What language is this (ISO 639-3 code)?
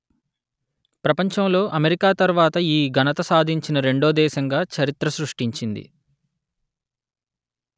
tel